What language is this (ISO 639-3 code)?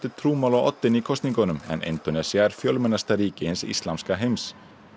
isl